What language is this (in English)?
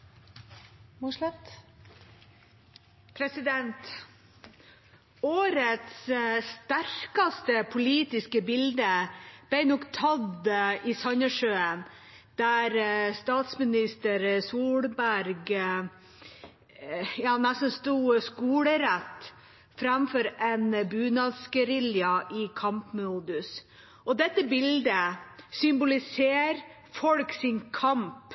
Norwegian Bokmål